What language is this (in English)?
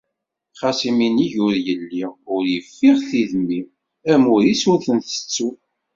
Kabyle